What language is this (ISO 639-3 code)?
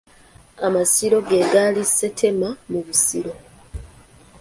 lug